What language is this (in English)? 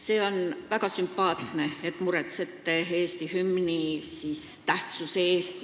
Estonian